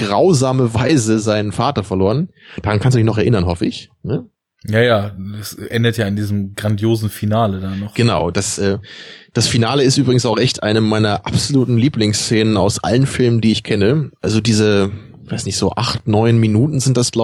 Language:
German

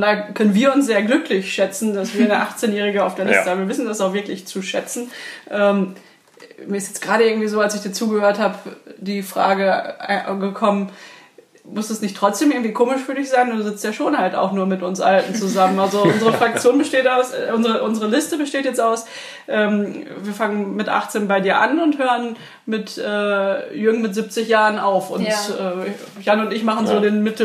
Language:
German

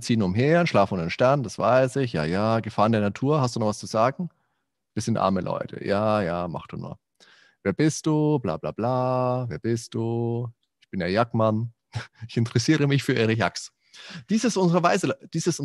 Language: German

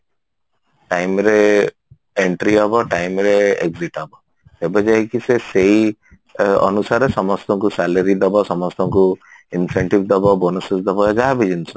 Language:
Odia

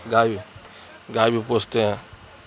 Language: Urdu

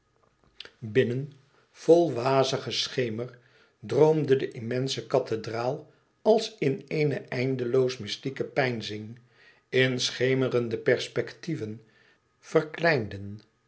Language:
Dutch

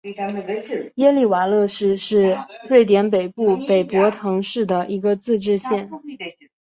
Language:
Chinese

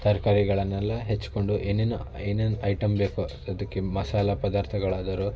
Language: Kannada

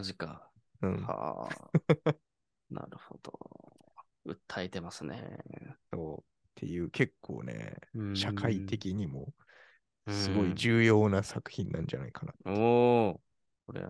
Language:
Japanese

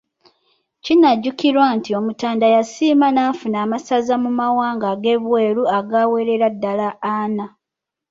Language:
Ganda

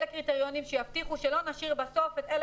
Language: Hebrew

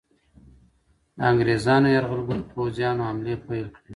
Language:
Pashto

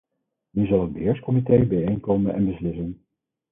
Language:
Dutch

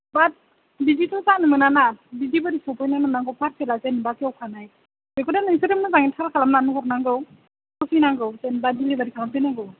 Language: Bodo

